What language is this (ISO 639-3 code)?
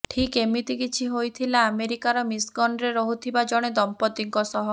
ori